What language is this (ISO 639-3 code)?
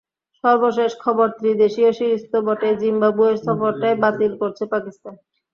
ben